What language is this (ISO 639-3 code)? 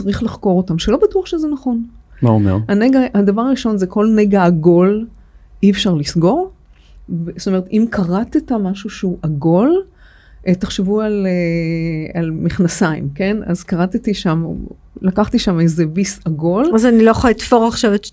heb